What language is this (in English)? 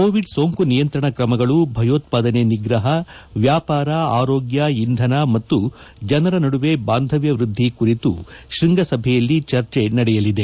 Kannada